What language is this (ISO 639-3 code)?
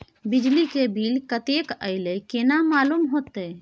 mai